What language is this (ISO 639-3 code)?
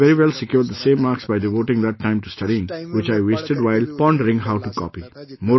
eng